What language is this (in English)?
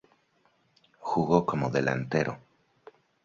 Spanish